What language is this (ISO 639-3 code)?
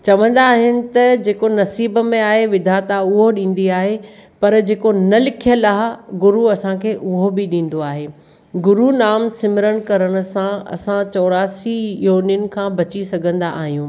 snd